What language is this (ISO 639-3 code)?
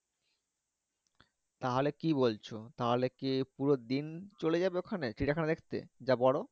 ben